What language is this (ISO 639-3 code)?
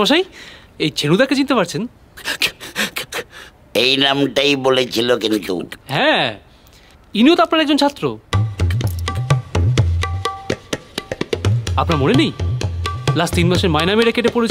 ben